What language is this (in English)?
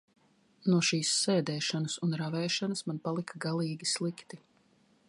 Latvian